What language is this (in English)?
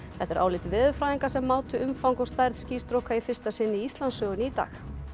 Icelandic